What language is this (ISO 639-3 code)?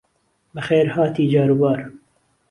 ckb